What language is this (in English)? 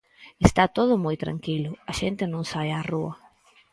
Galician